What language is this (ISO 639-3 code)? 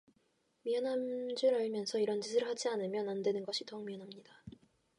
kor